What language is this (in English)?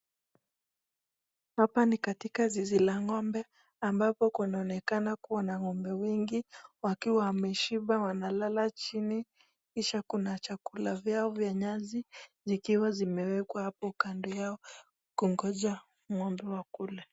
Swahili